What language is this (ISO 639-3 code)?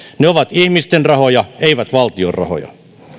fin